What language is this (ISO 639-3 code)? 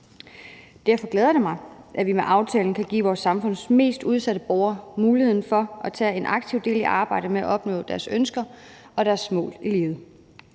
dan